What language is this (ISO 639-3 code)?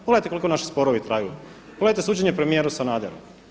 hrv